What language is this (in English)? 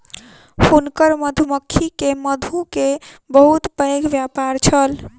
Maithili